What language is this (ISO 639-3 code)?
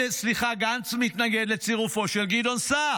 heb